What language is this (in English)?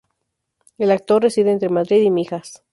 Spanish